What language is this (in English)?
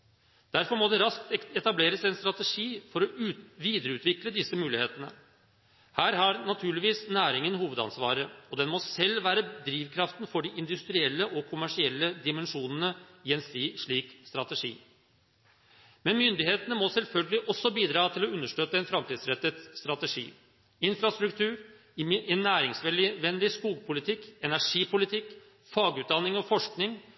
Norwegian Bokmål